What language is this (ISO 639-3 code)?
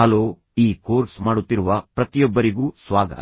kan